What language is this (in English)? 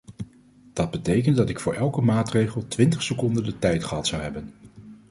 Dutch